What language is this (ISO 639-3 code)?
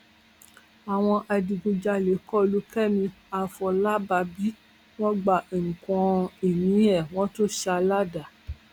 yor